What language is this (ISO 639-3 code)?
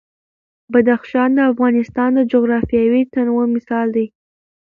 pus